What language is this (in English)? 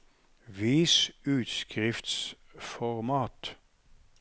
Norwegian